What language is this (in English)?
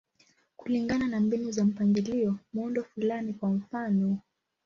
Swahili